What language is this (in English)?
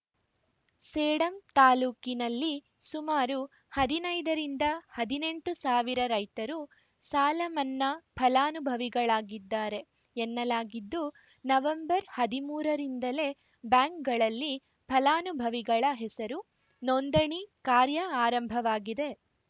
Kannada